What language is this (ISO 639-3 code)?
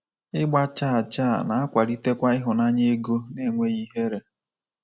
ibo